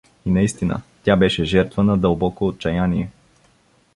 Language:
Bulgarian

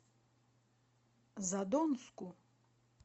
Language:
Russian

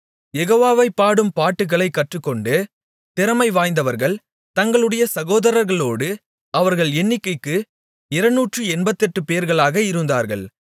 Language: Tamil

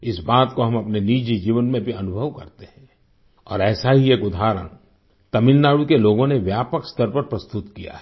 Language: Hindi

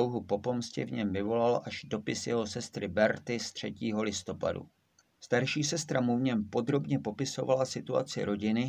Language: Czech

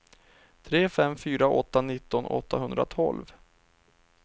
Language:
Swedish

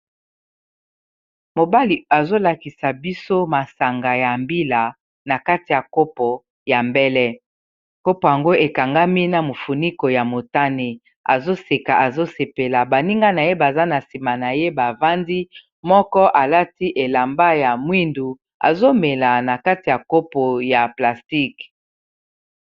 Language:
Lingala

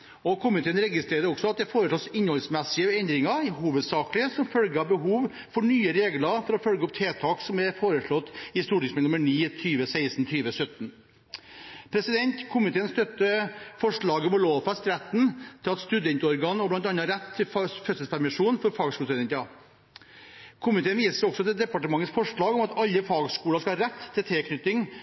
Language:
Norwegian Bokmål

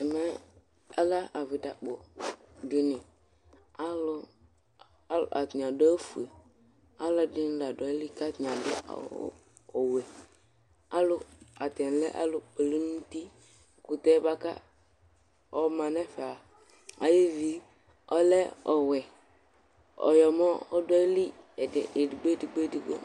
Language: Ikposo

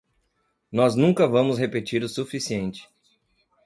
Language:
Portuguese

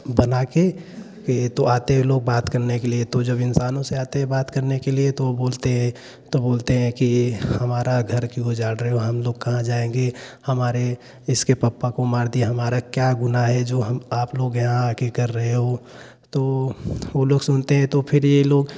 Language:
Hindi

